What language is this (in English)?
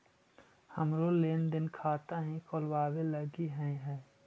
Magahi